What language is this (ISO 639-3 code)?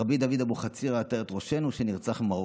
heb